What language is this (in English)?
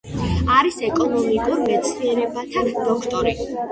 Georgian